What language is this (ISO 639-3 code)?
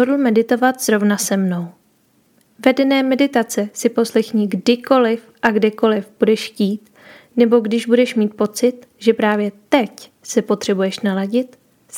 ces